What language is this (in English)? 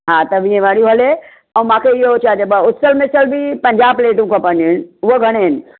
Sindhi